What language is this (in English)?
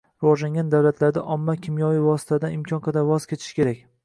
Uzbek